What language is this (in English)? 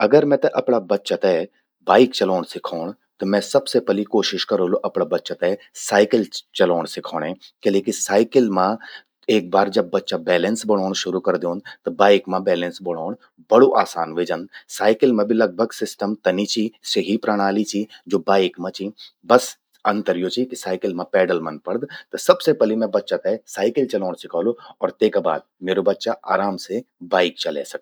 Garhwali